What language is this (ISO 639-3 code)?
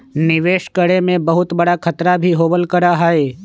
mag